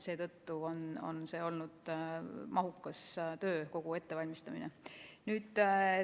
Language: Estonian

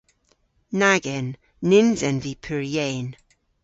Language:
Cornish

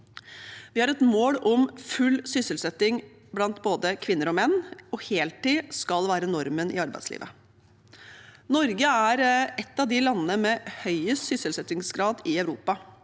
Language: Norwegian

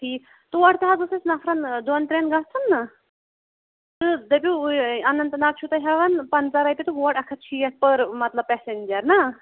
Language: Kashmiri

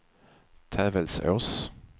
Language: Swedish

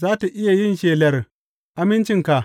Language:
Hausa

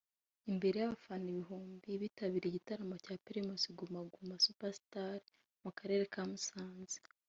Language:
Kinyarwanda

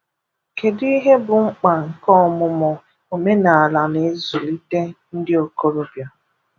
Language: Igbo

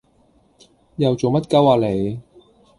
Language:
Cantonese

